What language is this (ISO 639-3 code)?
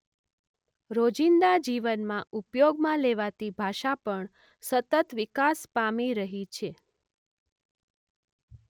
guj